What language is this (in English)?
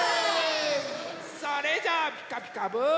Japanese